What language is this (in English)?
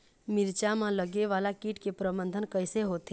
Chhattisgarhi